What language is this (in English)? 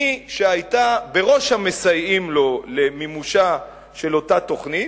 Hebrew